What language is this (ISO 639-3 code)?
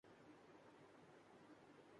urd